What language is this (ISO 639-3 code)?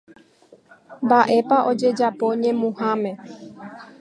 grn